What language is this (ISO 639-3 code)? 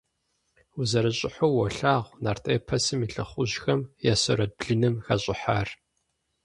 kbd